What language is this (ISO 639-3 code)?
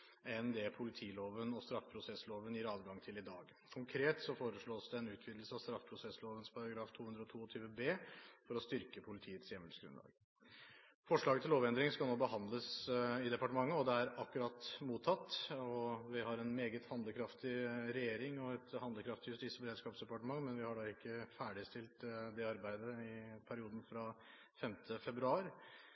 nob